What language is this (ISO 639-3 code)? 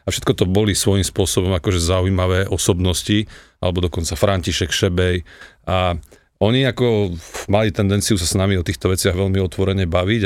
slk